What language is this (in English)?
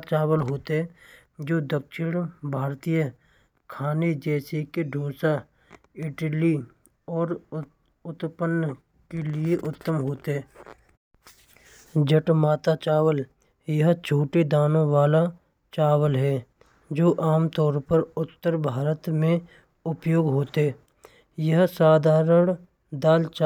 Braj